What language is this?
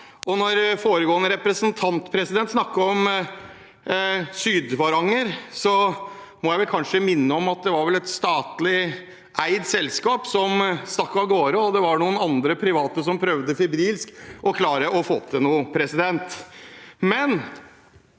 Norwegian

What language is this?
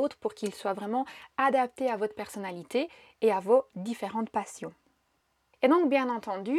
French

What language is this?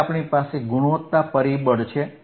Gujarati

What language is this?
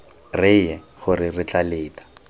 Tswana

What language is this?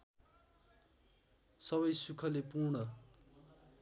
Nepali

